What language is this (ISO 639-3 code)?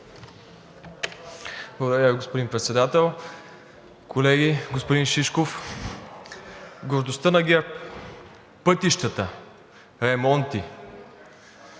bul